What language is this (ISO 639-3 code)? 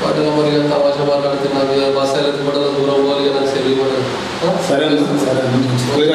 ron